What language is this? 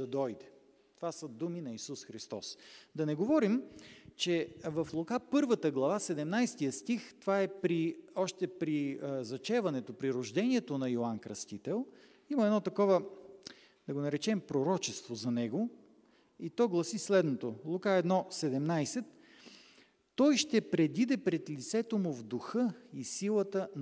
Bulgarian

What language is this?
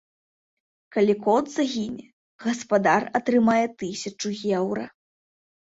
Belarusian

